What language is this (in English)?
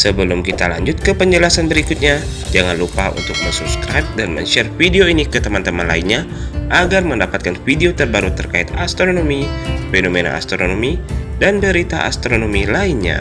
Indonesian